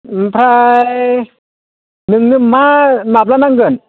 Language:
Bodo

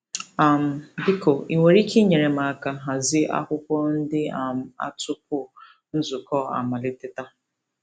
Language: Igbo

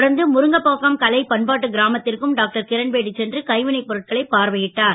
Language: Tamil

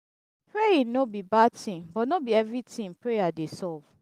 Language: Nigerian Pidgin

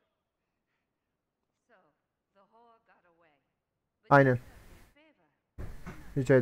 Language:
Turkish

